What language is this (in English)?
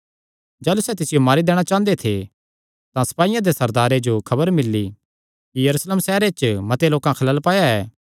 Kangri